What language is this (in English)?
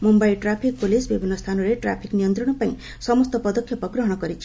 Odia